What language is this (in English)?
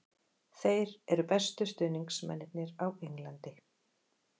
Icelandic